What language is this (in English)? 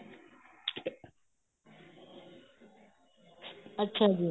Punjabi